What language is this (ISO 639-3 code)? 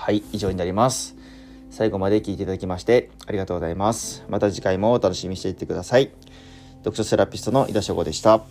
jpn